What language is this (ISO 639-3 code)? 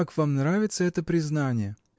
rus